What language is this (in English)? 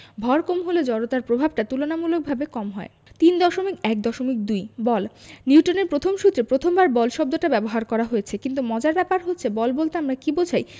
Bangla